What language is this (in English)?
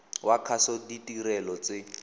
Tswana